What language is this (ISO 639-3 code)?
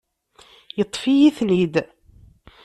kab